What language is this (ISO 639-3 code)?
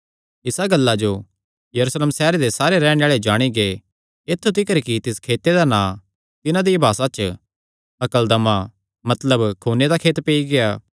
xnr